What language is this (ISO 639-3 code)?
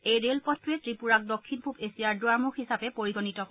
asm